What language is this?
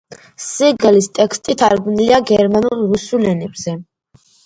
Georgian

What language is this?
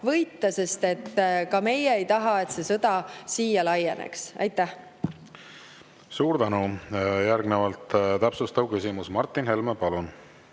Estonian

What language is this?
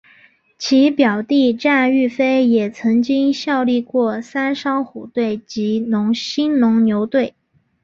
Chinese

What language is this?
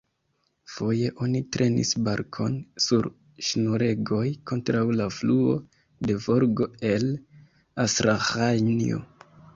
Esperanto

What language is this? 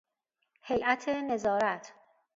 Persian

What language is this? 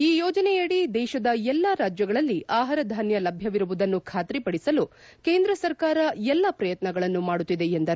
Kannada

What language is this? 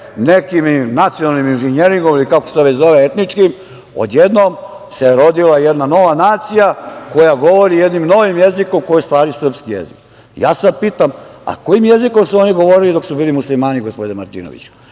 Serbian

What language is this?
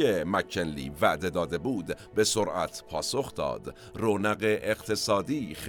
Persian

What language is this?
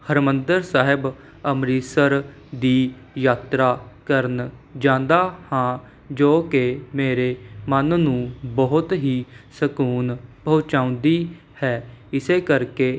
Punjabi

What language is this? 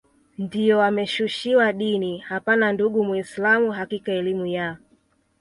Swahili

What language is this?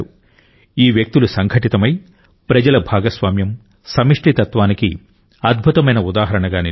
Telugu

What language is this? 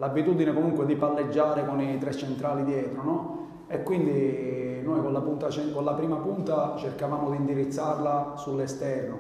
Italian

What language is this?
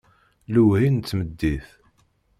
Kabyle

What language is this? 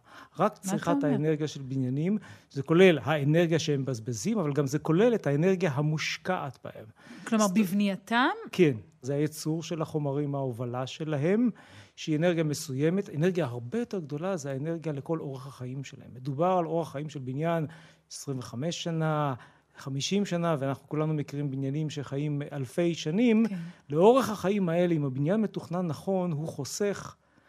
Hebrew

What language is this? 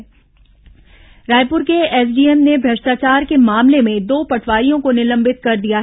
Hindi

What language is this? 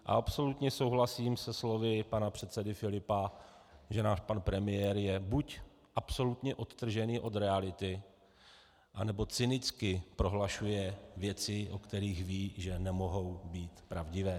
Czech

